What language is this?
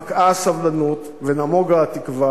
Hebrew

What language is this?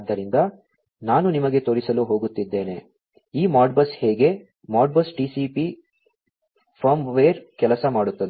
Kannada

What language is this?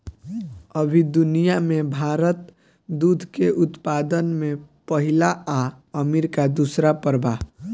Bhojpuri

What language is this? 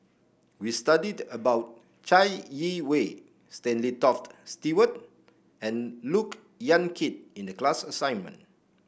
English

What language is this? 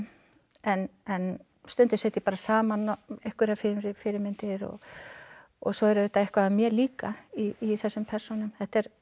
Icelandic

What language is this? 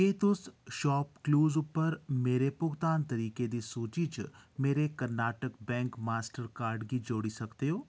Dogri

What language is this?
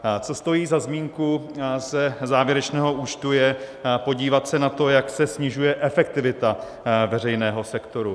Czech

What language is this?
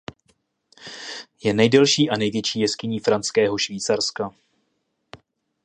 Czech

